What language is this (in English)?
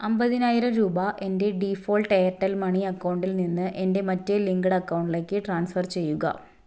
Malayalam